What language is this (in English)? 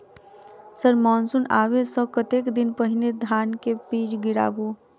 Maithili